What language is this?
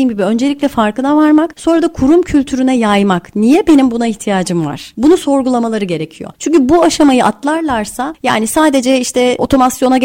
Turkish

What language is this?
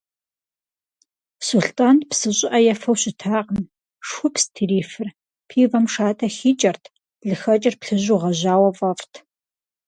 Kabardian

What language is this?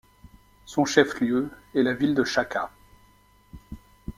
French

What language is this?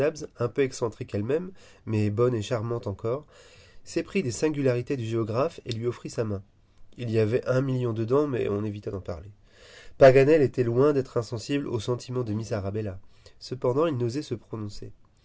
French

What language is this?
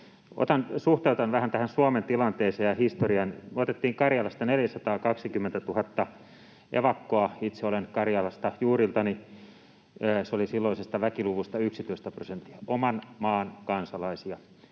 Finnish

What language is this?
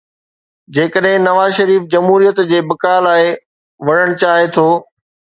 Sindhi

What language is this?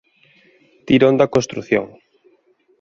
Galician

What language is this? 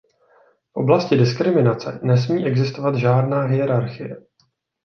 Czech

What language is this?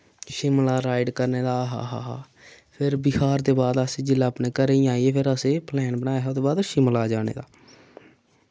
Dogri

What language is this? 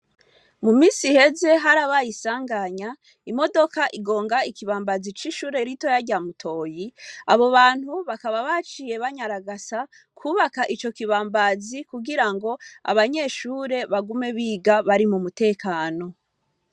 Rundi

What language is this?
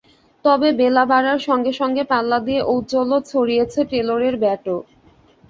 Bangla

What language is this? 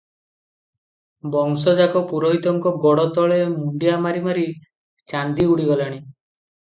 Odia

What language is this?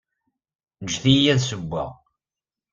Kabyle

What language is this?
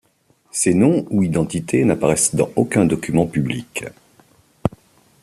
French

